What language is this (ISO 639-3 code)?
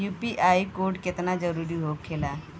bho